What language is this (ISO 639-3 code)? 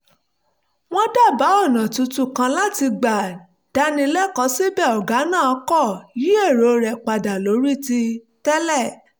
yor